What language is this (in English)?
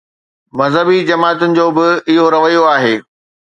Sindhi